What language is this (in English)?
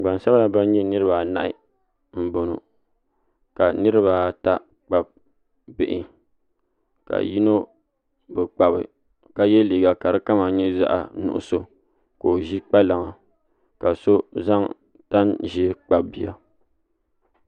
Dagbani